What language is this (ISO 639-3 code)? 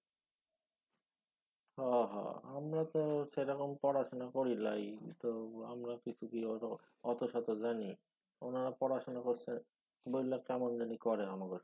ben